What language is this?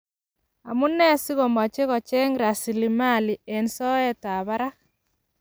Kalenjin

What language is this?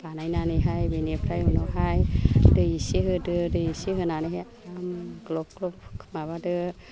Bodo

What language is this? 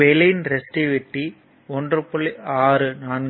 Tamil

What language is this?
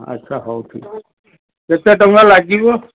Odia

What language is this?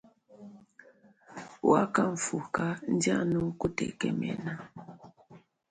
Luba-Lulua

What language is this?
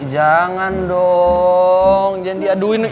Indonesian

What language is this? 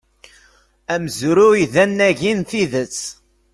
Kabyle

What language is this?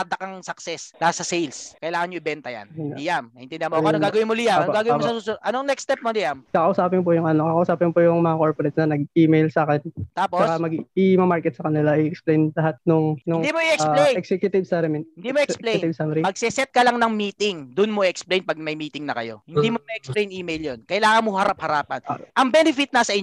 Filipino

